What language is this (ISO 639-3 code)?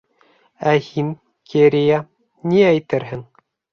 bak